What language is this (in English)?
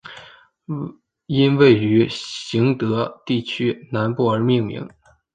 Chinese